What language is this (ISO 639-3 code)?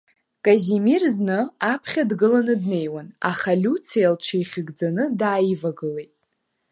abk